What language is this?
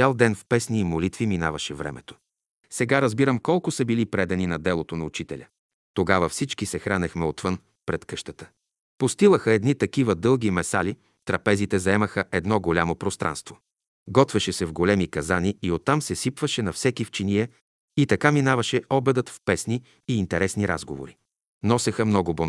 Bulgarian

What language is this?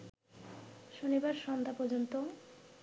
Bangla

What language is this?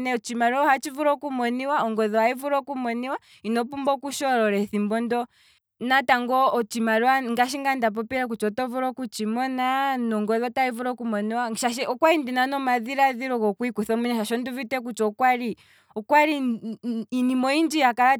Kwambi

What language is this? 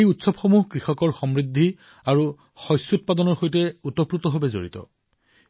Assamese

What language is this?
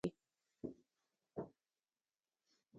Pashto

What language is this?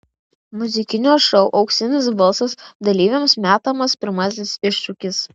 Lithuanian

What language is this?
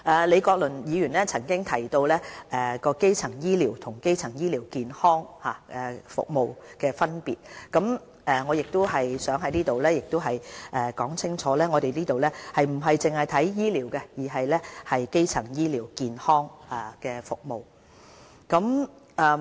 Cantonese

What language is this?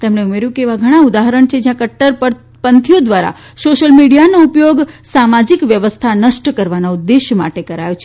Gujarati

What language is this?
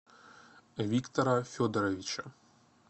Russian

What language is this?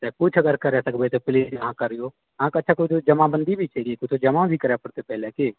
Maithili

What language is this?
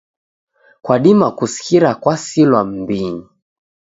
Taita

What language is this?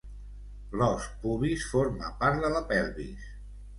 Catalan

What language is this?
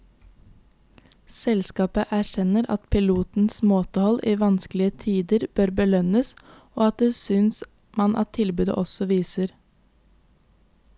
Norwegian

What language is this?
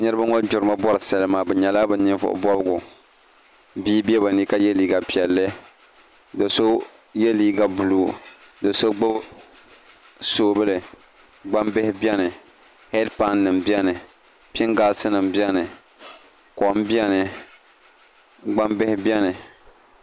Dagbani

